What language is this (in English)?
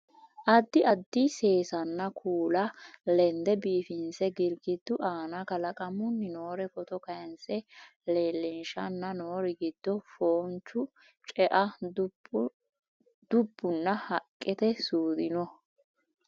Sidamo